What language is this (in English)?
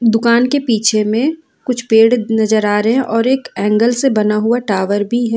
Hindi